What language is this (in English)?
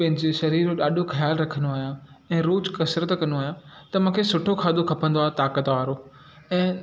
Sindhi